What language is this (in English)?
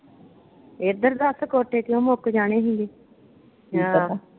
Punjabi